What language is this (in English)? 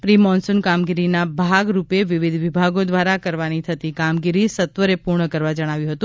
Gujarati